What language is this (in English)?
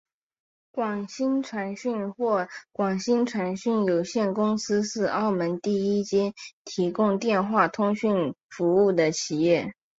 Chinese